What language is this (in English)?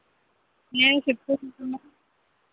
Santali